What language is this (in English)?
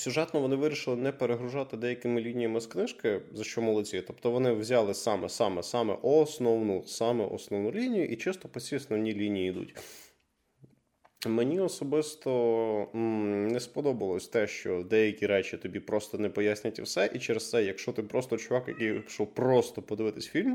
Ukrainian